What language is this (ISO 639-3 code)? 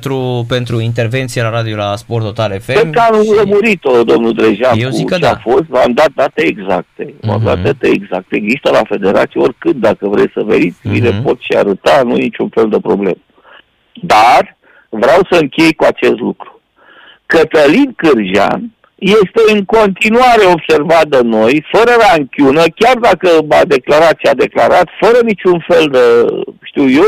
ron